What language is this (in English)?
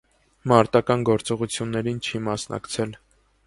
Armenian